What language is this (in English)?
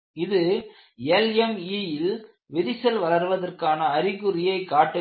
Tamil